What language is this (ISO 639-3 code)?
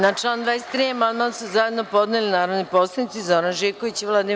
srp